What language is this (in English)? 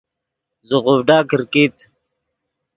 Yidgha